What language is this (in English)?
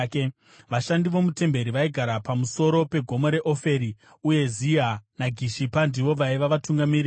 Shona